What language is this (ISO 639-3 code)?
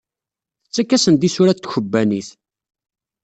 kab